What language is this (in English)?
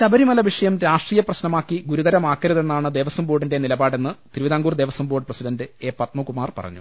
Malayalam